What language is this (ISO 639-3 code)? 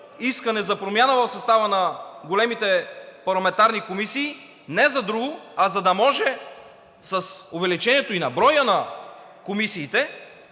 bul